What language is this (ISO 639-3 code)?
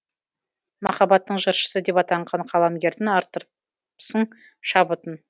kaz